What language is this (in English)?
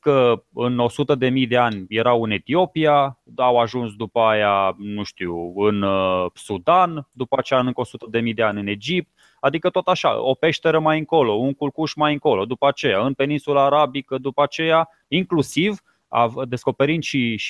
Romanian